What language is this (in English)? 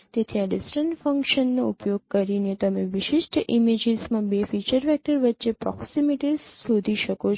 Gujarati